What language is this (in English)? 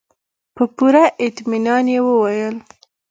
Pashto